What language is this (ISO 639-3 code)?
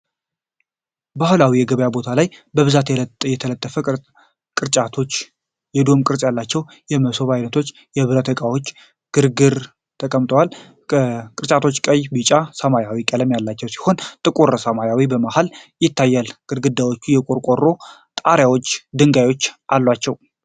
amh